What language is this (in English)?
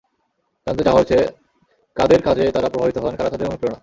Bangla